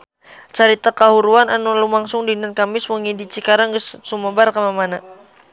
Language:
Sundanese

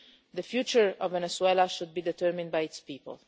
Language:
English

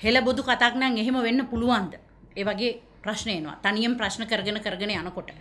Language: Hindi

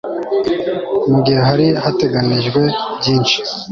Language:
Kinyarwanda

